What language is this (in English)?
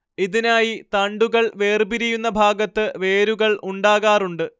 Malayalam